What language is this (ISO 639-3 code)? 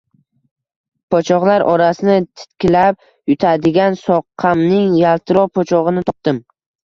uzb